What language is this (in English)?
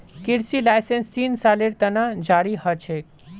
Magahi